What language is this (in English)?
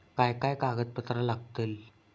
Marathi